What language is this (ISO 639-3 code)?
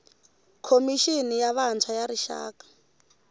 tso